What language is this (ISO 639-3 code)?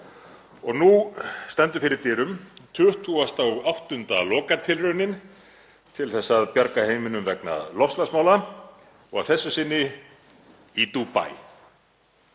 isl